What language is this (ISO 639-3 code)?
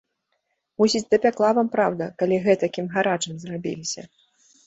bel